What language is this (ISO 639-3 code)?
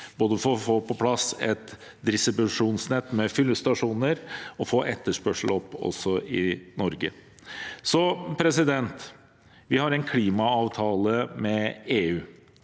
nor